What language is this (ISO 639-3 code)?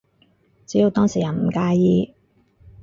yue